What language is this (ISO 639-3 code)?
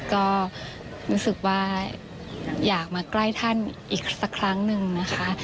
tha